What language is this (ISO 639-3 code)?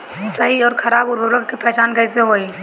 bho